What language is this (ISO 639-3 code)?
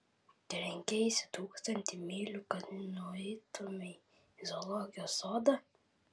lit